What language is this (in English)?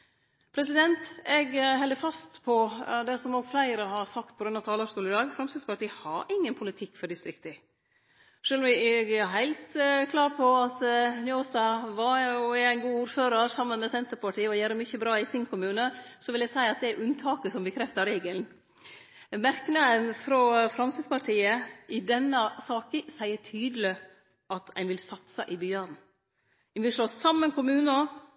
Norwegian Nynorsk